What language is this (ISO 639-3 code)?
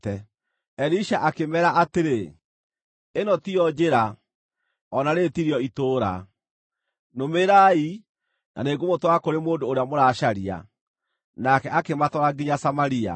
kik